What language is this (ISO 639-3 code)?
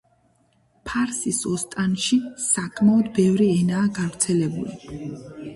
kat